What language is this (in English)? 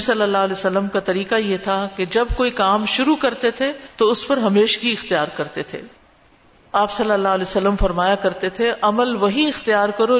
Urdu